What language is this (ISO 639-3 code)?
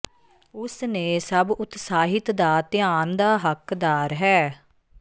pan